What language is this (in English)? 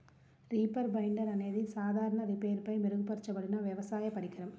Telugu